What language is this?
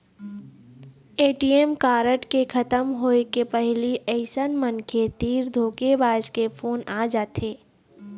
Chhattisgarhi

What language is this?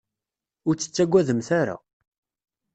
Kabyle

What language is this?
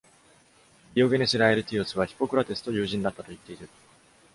Japanese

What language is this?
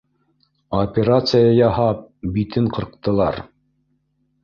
Bashkir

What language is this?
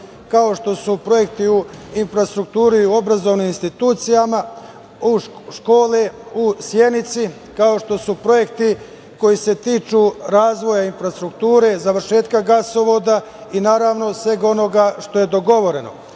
Serbian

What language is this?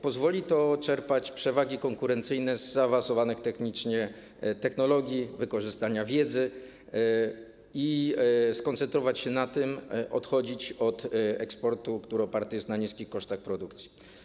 Polish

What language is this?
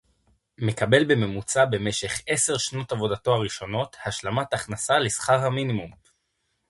Hebrew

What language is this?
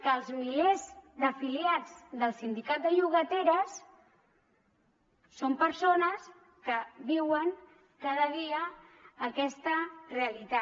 Catalan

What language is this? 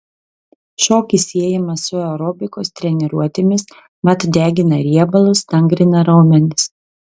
Lithuanian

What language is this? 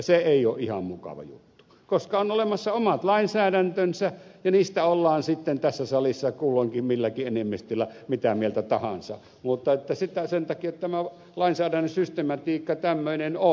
Finnish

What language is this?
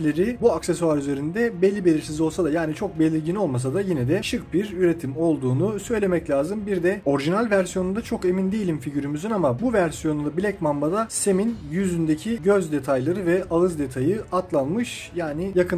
Turkish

